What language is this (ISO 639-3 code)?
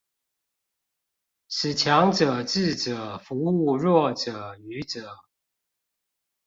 zho